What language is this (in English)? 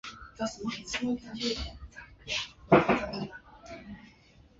Chinese